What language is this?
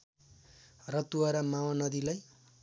Nepali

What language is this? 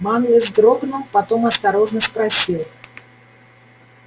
Russian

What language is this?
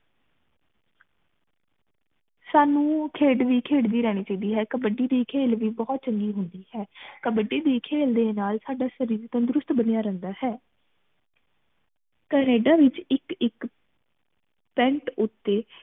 Punjabi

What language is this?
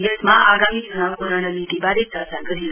Nepali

